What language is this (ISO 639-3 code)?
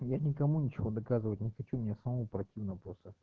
rus